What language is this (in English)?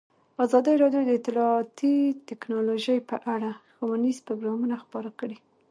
Pashto